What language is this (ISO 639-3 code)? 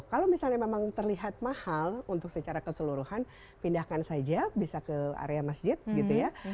ind